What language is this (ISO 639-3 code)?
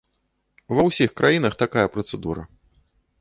bel